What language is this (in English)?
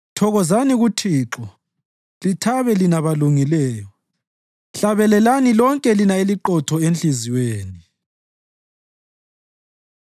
North Ndebele